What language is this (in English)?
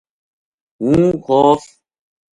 Gujari